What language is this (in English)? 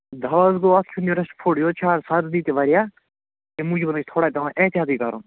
Kashmiri